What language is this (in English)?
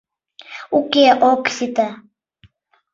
Mari